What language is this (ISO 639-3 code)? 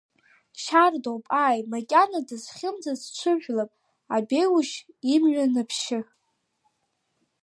abk